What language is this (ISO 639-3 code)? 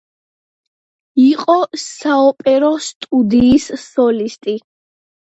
kat